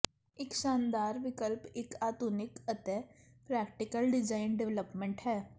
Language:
Punjabi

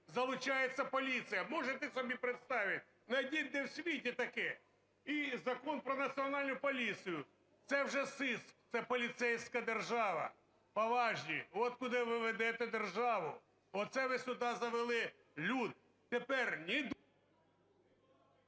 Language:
Ukrainian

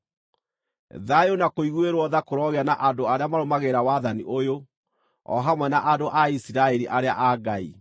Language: Kikuyu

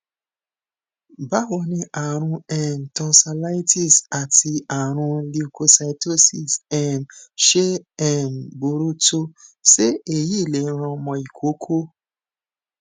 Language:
Yoruba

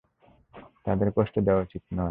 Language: Bangla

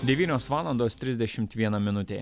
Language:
Lithuanian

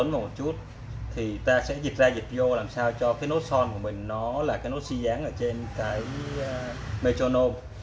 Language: Vietnamese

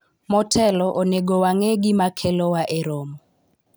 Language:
Luo (Kenya and Tanzania)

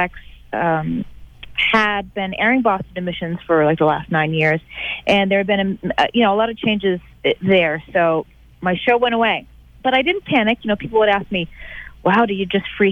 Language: English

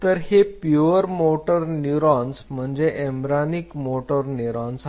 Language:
Marathi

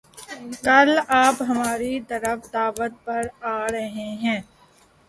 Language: Urdu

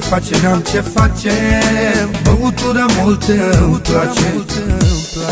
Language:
Romanian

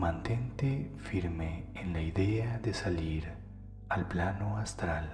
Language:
Spanish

